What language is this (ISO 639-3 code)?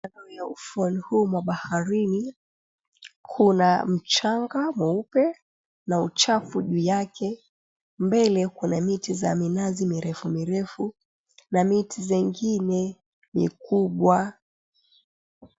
swa